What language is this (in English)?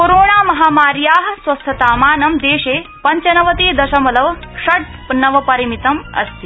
Sanskrit